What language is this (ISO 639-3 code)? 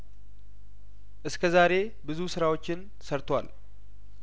amh